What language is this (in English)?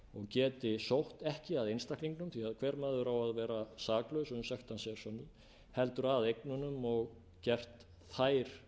Icelandic